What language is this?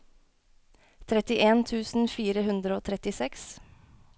Norwegian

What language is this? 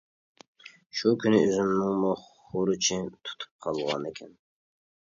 Uyghur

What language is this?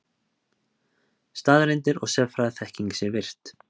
Icelandic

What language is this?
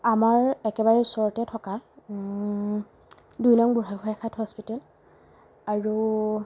Assamese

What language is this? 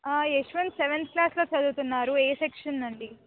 Telugu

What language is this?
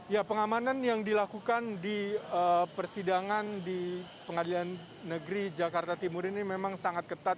Indonesian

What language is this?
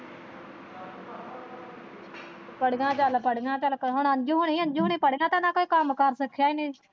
Punjabi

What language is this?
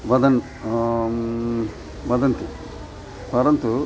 Sanskrit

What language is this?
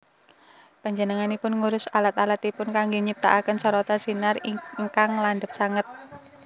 Javanese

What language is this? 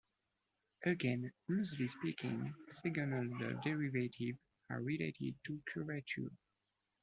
English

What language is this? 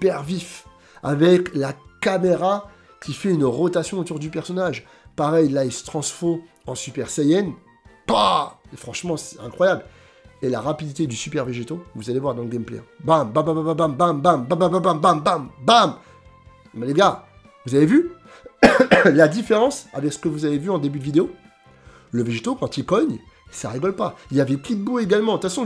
French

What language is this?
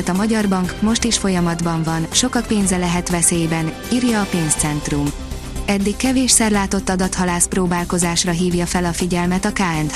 Hungarian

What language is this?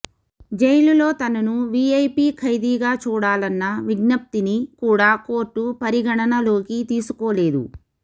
Telugu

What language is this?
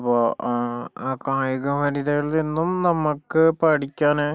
Malayalam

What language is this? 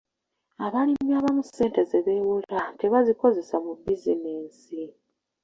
Ganda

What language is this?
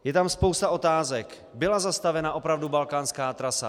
Czech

